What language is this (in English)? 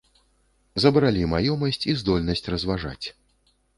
Belarusian